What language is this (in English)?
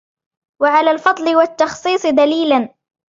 Arabic